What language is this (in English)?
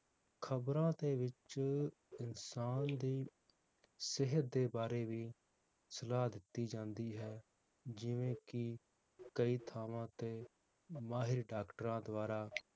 Punjabi